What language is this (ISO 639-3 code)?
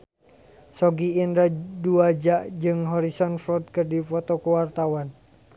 sun